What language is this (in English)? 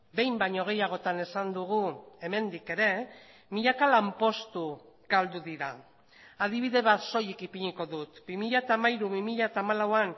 Basque